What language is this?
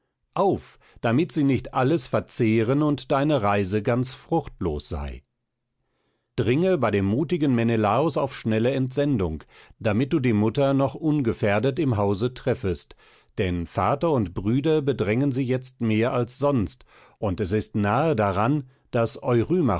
German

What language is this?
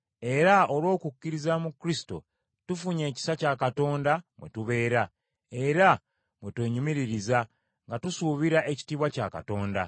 Ganda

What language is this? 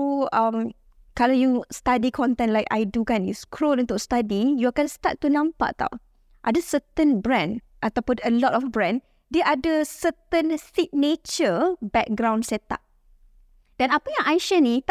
Malay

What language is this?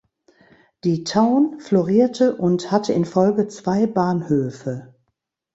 German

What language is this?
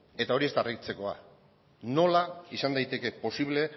Basque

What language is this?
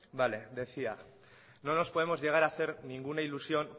Spanish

